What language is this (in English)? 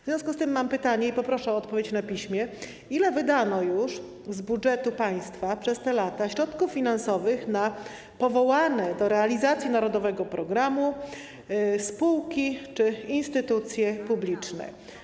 Polish